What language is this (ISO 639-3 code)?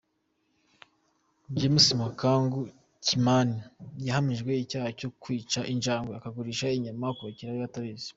kin